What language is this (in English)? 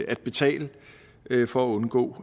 Danish